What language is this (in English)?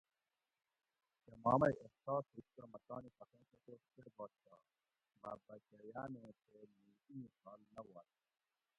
Gawri